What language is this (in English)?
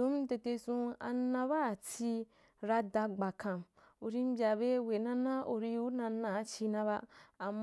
Wapan